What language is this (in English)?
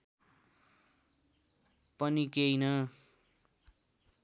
Nepali